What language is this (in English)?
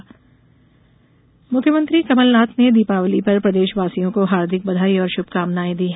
Hindi